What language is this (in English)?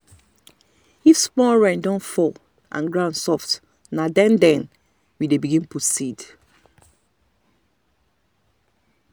Nigerian Pidgin